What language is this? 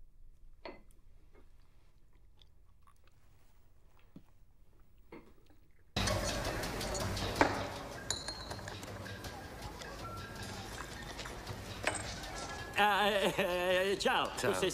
Italian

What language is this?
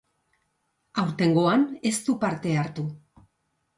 Basque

